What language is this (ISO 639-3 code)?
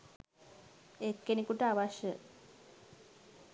sin